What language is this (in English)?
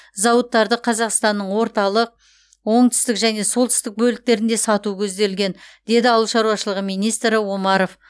Kazakh